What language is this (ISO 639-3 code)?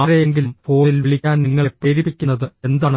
mal